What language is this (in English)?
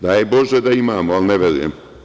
Serbian